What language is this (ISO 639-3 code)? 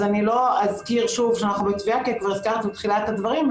heb